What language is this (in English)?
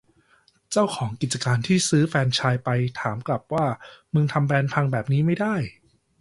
Thai